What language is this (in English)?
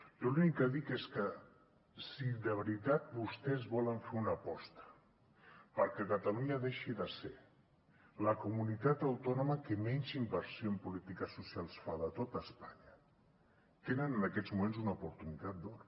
Catalan